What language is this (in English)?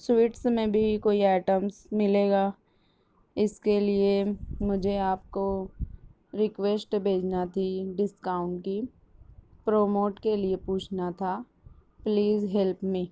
Urdu